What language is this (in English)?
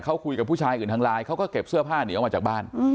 Thai